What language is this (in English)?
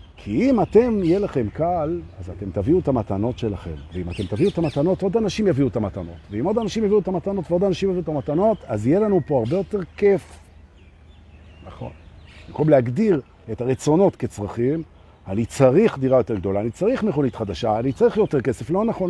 Hebrew